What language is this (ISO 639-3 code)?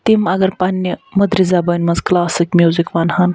kas